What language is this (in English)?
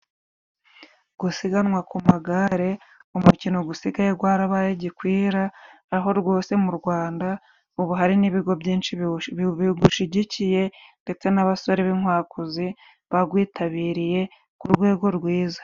Kinyarwanda